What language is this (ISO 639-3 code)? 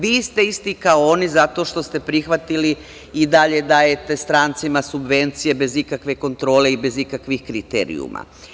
srp